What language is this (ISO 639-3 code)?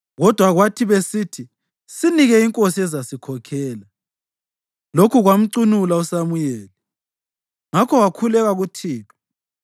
nde